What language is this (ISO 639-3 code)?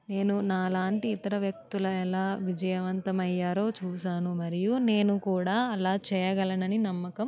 tel